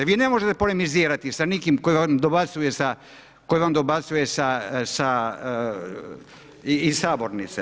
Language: Croatian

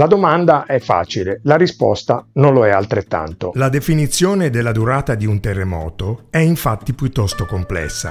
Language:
Italian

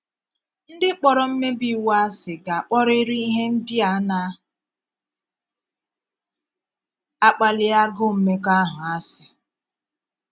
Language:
Igbo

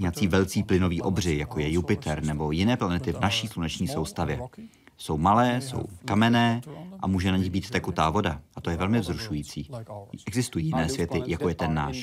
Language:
Czech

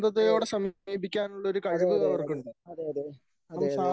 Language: Malayalam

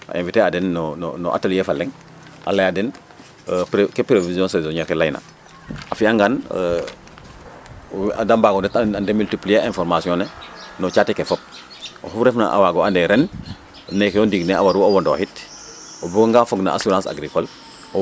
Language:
Serer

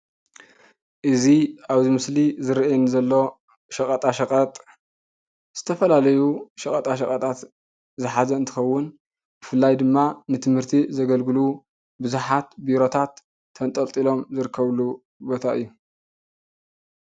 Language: Tigrinya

